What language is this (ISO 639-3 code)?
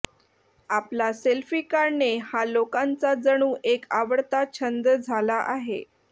mar